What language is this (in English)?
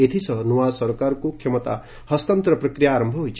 Odia